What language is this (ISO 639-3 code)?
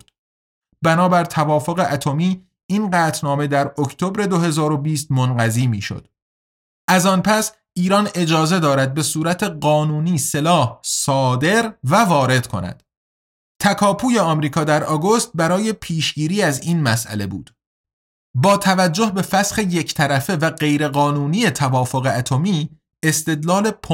fas